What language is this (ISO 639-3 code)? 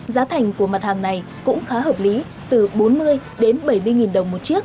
vie